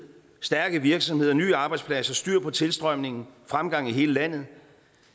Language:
Danish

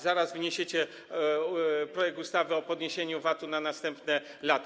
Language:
Polish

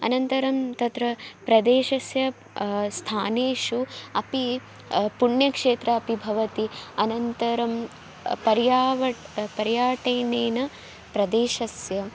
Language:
Sanskrit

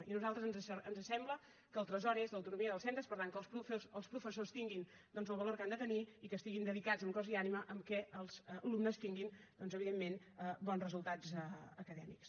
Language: Catalan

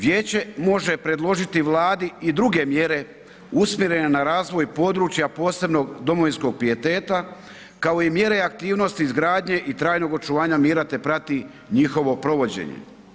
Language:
Croatian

